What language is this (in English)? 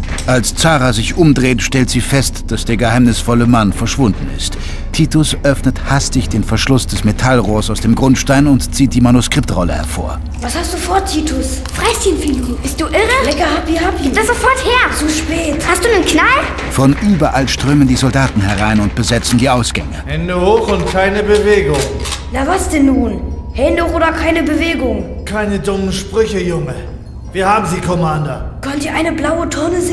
German